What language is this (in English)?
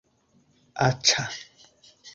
Esperanto